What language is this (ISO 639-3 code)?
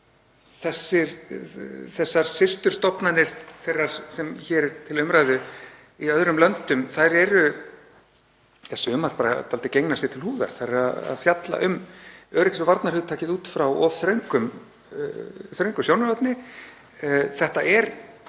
isl